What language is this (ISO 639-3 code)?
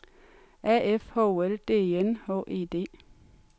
dan